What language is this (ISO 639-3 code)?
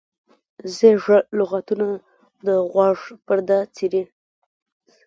pus